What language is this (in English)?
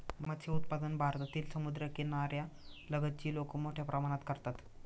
Marathi